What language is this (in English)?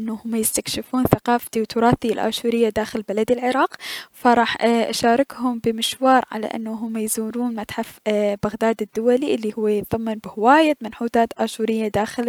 Mesopotamian Arabic